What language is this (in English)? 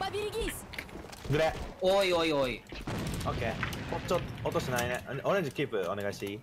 Japanese